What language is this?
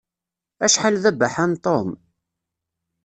Kabyle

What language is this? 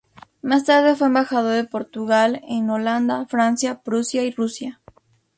Spanish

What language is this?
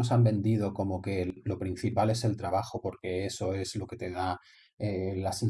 Spanish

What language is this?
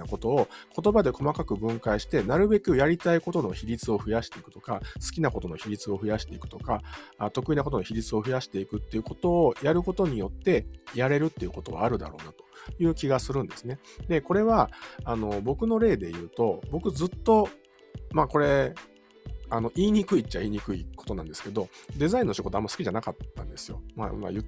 Japanese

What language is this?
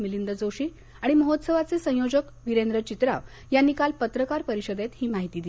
Marathi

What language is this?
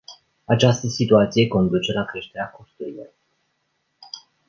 Romanian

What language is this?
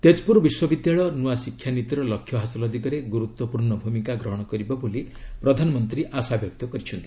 Odia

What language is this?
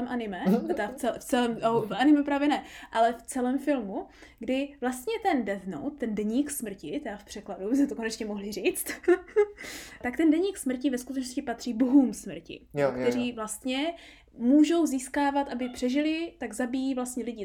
Czech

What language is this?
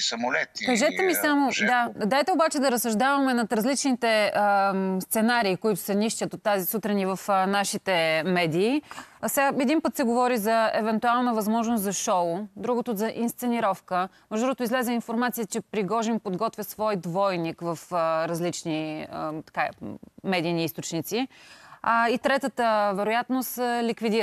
Bulgarian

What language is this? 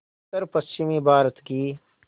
Hindi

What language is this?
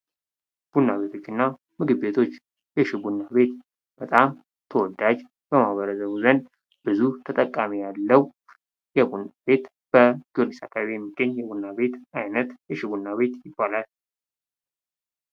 Amharic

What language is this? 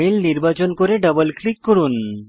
Bangla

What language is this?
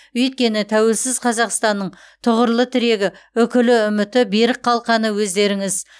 Kazakh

